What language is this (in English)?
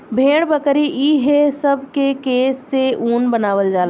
Bhojpuri